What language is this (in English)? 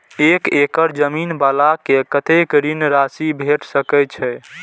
Maithili